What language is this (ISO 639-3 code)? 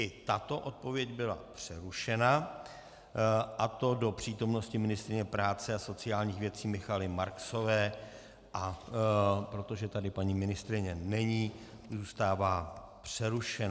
ces